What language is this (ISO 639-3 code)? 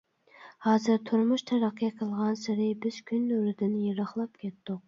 uig